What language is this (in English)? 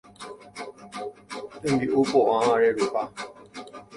Guarani